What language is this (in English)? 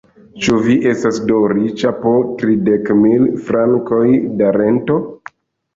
Esperanto